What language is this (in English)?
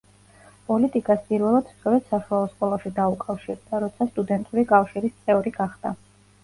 Georgian